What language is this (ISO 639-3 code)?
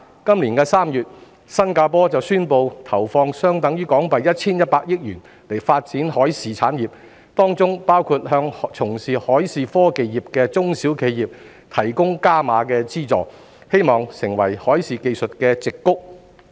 yue